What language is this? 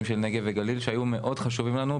Hebrew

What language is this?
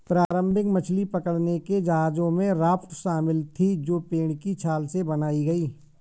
Hindi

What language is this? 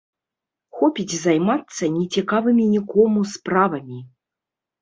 Belarusian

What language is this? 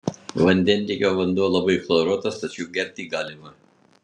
Lithuanian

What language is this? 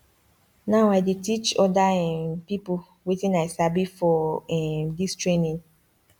Nigerian Pidgin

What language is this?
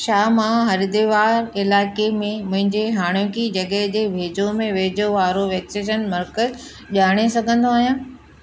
Sindhi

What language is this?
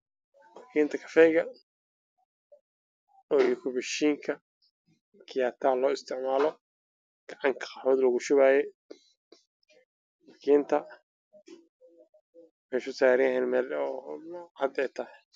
Somali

